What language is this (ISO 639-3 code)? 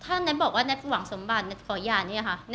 tha